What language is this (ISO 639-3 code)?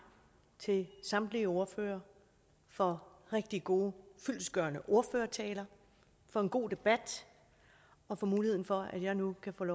dan